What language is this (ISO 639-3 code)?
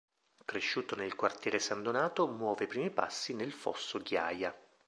ita